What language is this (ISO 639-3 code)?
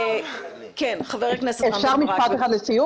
heb